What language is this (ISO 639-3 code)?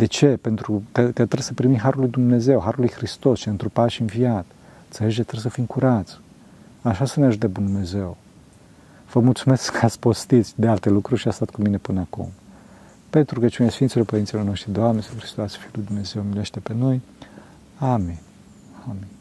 ron